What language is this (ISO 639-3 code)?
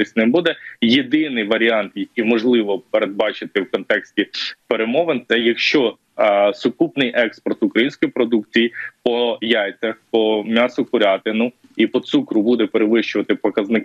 ukr